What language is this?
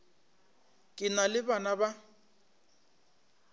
Northern Sotho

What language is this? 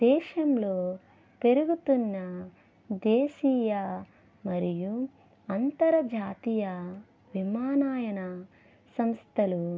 Telugu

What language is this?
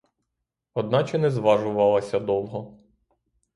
Ukrainian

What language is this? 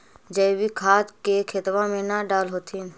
Magahi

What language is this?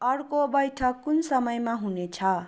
Nepali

